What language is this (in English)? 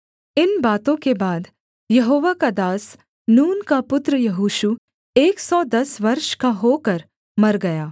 Hindi